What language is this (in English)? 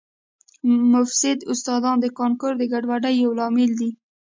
Pashto